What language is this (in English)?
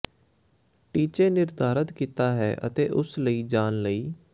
Punjabi